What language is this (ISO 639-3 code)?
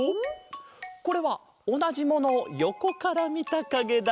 jpn